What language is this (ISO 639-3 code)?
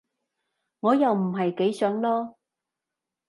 yue